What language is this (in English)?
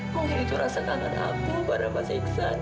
Indonesian